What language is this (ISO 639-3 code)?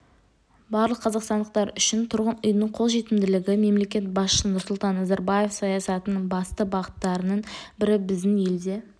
kaz